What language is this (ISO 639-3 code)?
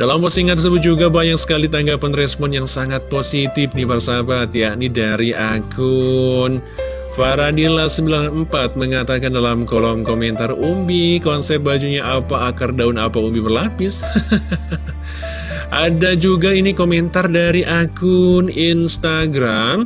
ind